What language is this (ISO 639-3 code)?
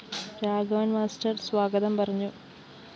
mal